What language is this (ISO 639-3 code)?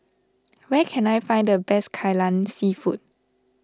eng